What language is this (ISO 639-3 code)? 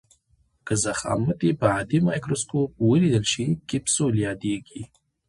pus